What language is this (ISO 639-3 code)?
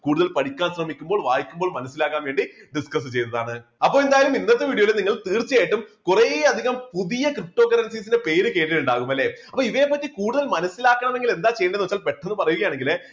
mal